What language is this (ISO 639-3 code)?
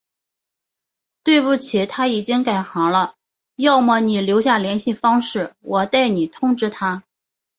zho